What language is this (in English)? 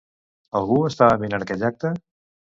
Catalan